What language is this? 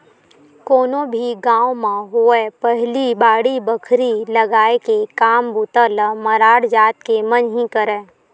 Chhattisgarhi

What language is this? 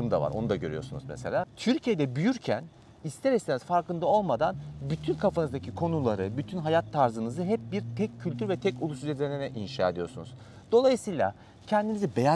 Turkish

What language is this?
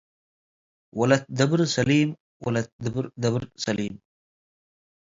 Tigre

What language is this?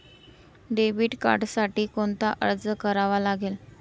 Marathi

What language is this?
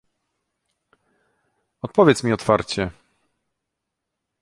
Polish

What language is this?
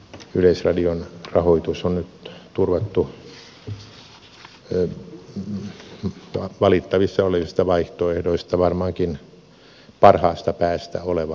Finnish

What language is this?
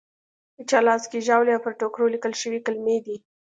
Pashto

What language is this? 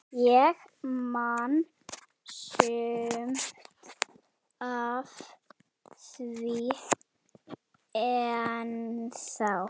Icelandic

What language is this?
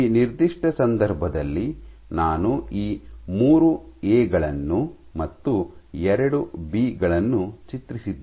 Kannada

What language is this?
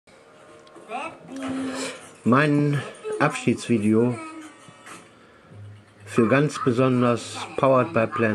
German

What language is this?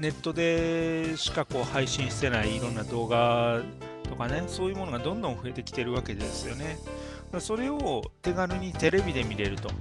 Japanese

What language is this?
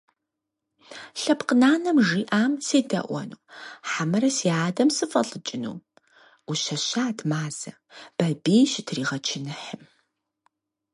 Kabardian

